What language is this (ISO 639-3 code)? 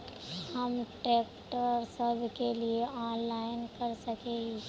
mag